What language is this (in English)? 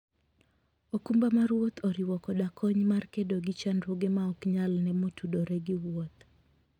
Luo (Kenya and Tanzania)